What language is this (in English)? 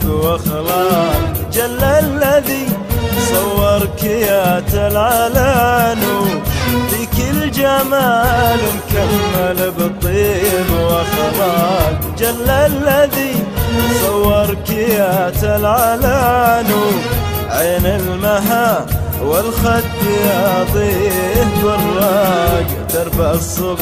Arabic